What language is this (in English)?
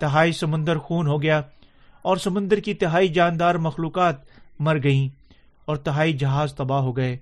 Urdu